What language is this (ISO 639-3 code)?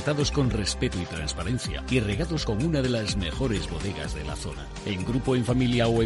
spa